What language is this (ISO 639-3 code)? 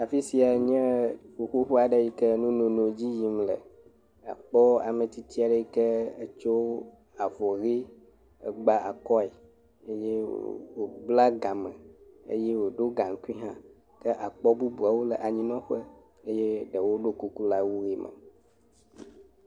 ewe